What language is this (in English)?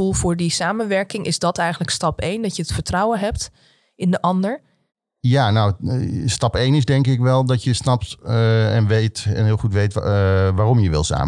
Dutch